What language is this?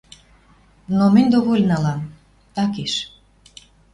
Western Mari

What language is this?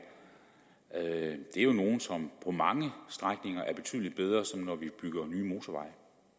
Danish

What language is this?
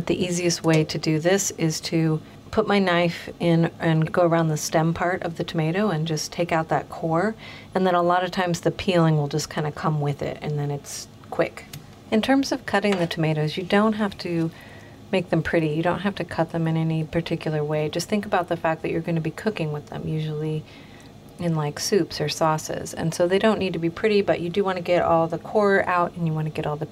English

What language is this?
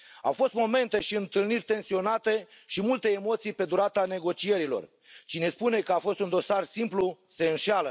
Romanian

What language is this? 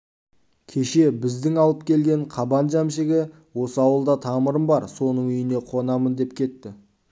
Kazakh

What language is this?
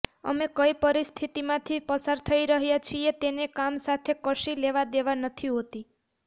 Gujarati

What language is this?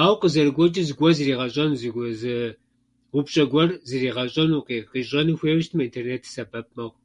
Kabardian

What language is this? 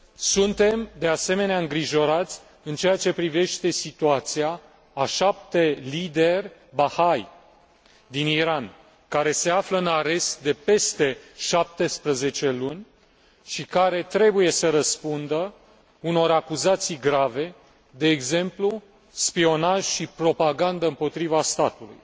Romanian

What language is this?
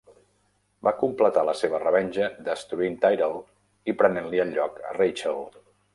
Catalan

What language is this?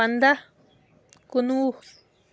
Kashmiri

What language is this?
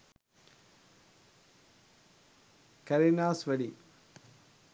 Sinhala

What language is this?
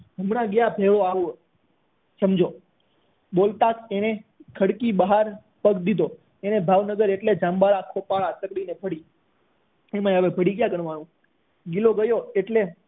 Gujarati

